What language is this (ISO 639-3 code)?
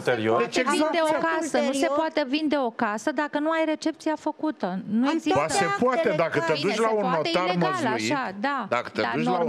ron